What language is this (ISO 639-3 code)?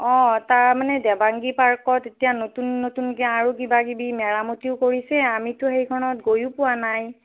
asm